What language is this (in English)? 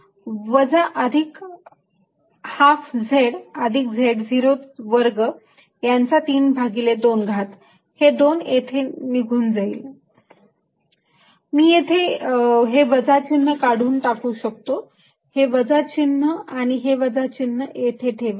Marathi